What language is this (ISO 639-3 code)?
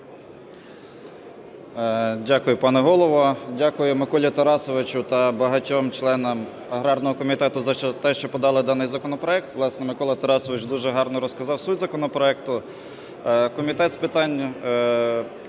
ukr